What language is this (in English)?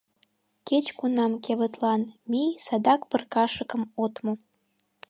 Mari